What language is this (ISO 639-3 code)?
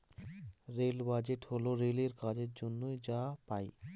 ben